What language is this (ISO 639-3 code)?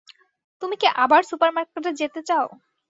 ben